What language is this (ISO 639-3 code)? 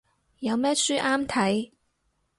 yue